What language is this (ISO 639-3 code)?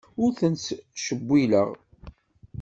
kab